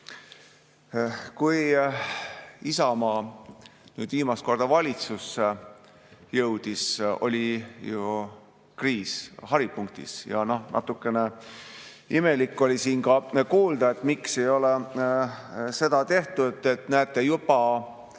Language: Estonian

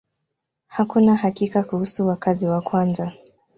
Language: Swahili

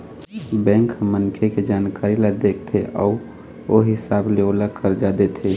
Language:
Chhattisgarhi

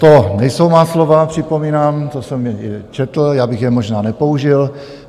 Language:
Czech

